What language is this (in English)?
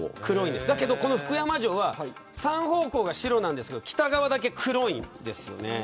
Japanese